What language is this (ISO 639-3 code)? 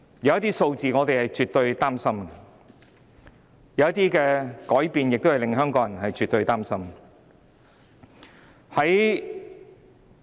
yue